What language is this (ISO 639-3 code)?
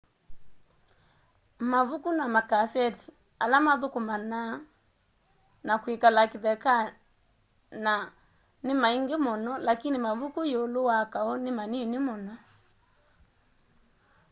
kam